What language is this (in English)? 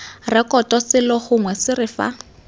Tswana